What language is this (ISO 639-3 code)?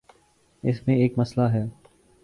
urd